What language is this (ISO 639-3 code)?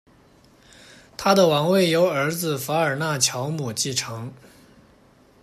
zho